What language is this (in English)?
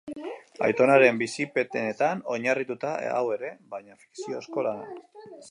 Basque